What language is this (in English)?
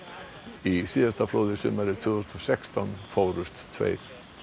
Icelandic